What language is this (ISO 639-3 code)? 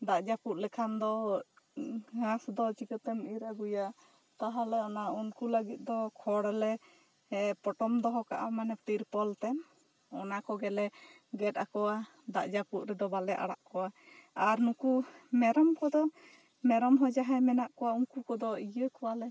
sat